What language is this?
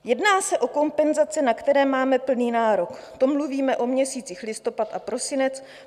Czech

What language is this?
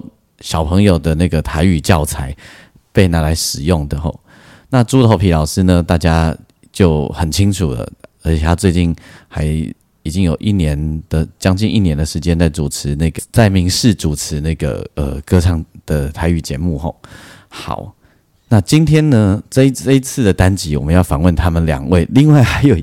Chinese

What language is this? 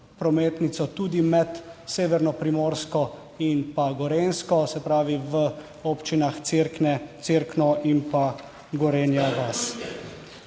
Slovenian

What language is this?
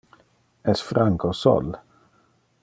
Interlingua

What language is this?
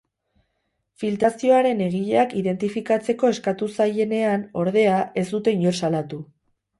Basque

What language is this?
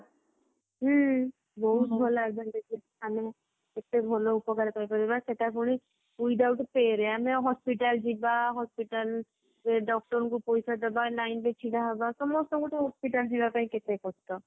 Odia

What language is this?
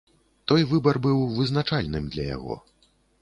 Belarusian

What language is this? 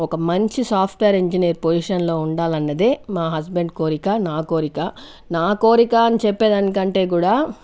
Telugu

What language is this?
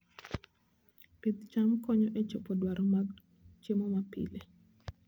Luo (Kenya and Tanzania)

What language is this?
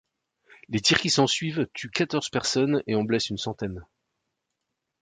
French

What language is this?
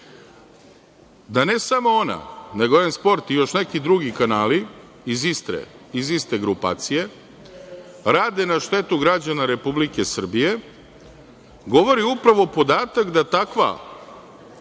Serbian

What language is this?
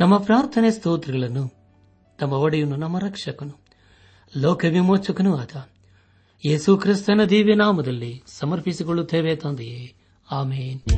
Kannada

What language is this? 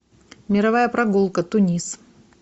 Russian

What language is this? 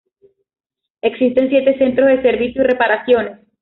Spanish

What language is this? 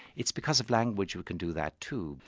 English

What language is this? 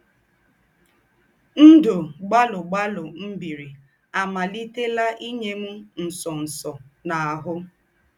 Igbo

